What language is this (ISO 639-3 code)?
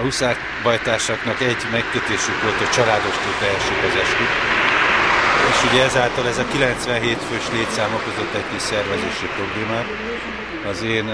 hun